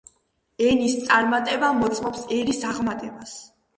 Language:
Georgian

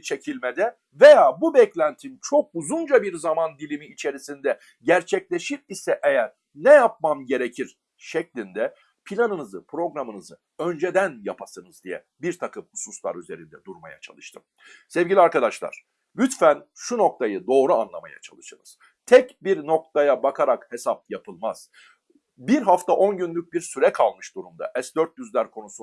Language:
Turkish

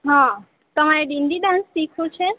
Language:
Gujarati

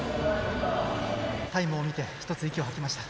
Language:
Japanese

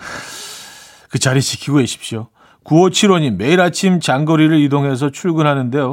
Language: Korean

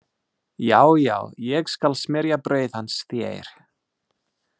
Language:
Icelandic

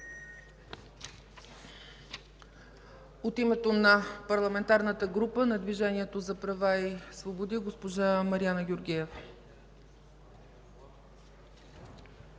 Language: Bulgarian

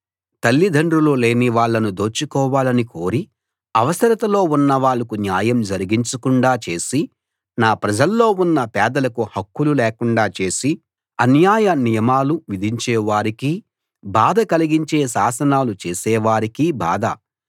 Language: Telugu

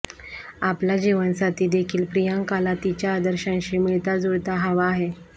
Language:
Marathi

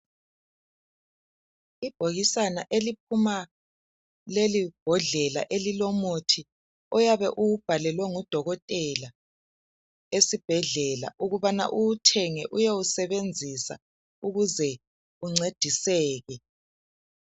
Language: North Ndebele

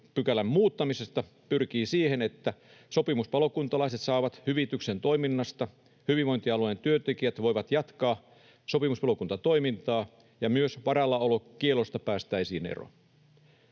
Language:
Finnish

